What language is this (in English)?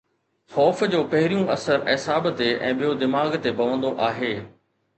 Sindhi